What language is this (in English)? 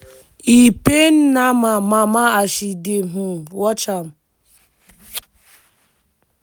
Nigerian Pidgin